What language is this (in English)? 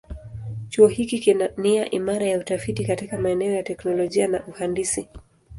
Swahili